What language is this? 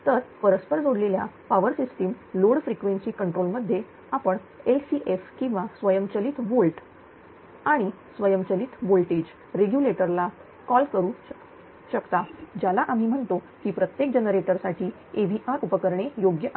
Marathi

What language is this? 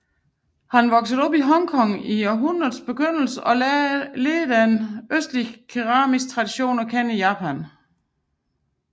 Danish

